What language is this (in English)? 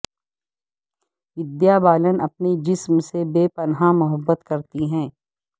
Urdu